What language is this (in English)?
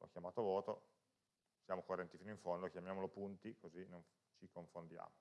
Italian